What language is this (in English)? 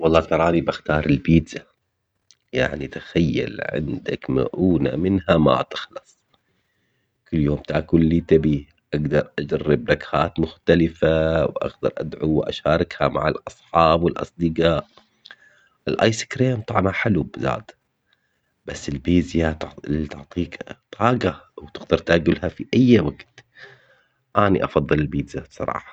Omani Arabic